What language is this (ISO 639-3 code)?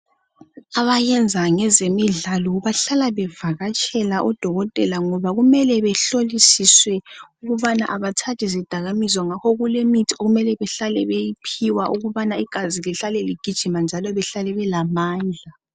nde